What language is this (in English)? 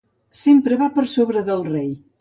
Catalan